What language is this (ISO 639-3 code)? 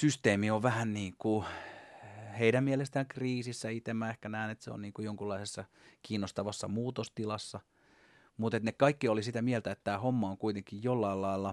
fin